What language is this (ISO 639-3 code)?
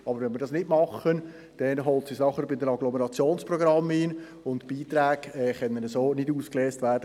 gsw